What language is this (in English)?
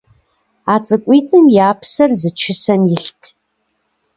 Kabardian